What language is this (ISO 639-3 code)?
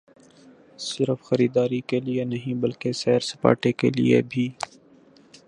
urd